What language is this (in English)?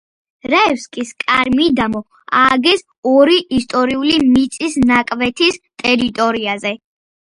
Georgian